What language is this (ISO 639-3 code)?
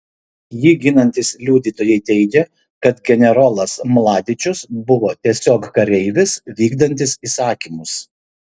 lit